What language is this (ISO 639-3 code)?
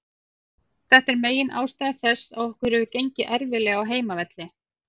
isl